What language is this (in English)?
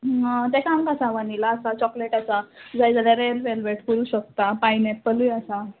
Konkani